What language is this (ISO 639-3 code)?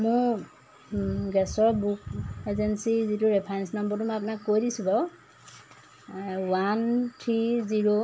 asm